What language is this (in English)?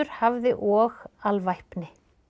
Icelandic